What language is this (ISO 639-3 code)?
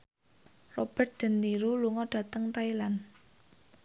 jav